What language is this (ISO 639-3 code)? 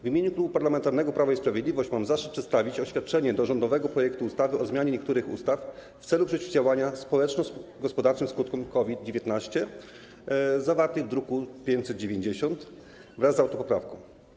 pol